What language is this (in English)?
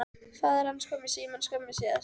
Icelandic